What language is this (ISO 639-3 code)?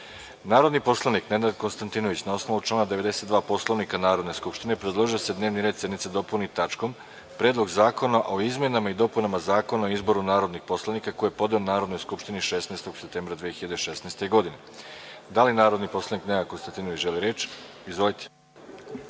srp